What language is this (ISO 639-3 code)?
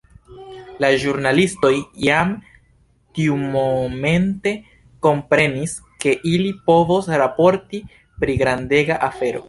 epo